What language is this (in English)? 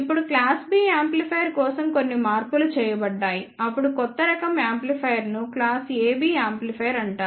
Telugu